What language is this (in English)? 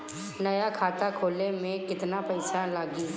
Bhojpuri